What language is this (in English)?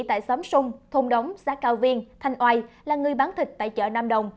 Vietnamese